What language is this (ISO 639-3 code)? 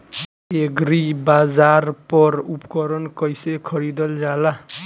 bho